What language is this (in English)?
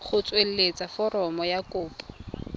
Tswana